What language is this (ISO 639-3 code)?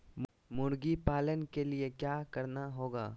mag